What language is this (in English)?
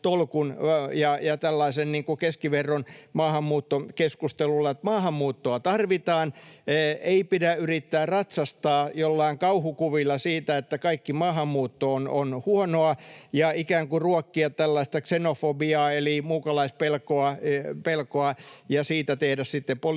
Finnish